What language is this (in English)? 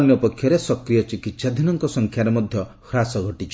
Odia